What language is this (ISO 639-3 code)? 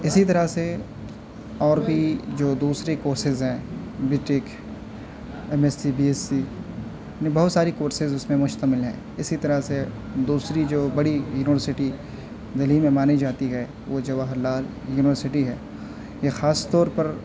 urd